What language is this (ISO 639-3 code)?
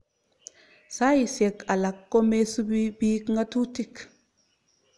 kln